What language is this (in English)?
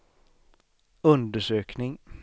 Swedish